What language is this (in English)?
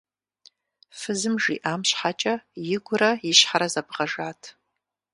Kabardian